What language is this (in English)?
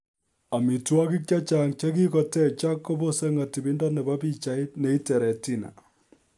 Kalenjin